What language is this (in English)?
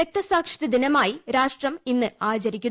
Malayalam